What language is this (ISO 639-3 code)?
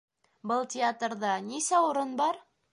bak